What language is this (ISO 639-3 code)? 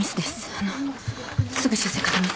jpn